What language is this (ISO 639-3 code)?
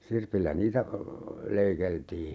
fin